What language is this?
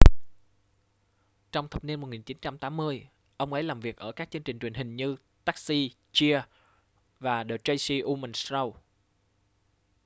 Vietnamese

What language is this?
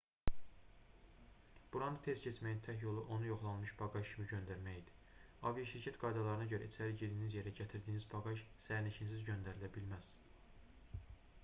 Azerbaijani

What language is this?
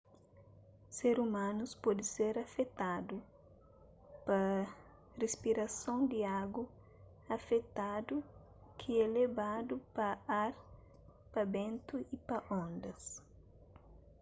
Kabuverdianu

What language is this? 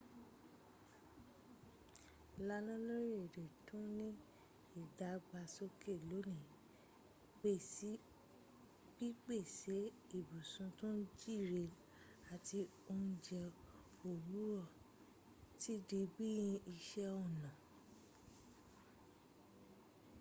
Yoruba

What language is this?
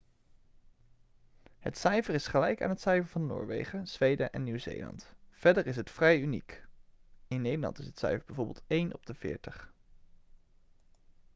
Dutch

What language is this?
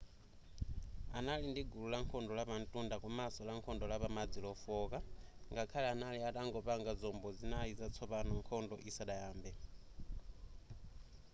Nyanja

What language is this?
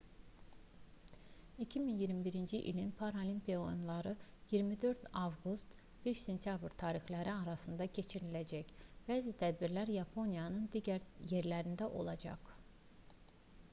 Azerbaijani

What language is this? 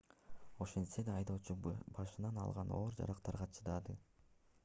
Kyrgyz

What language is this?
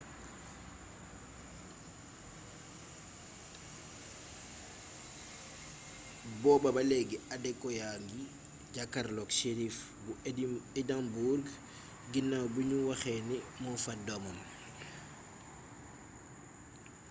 Wolof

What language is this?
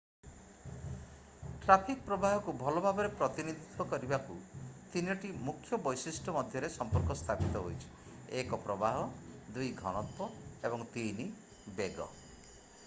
Odia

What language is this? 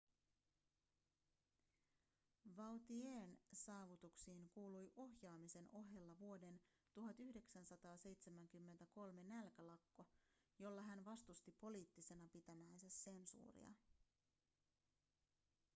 Finnish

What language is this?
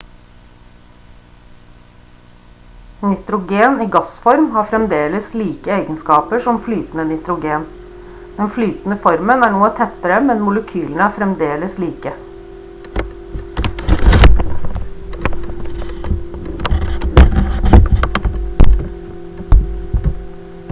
Norwegian Bokmål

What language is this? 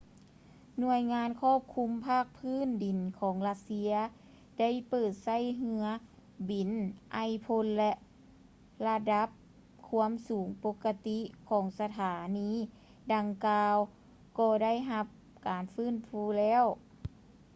Lao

